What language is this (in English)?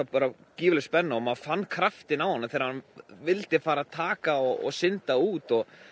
Icelandic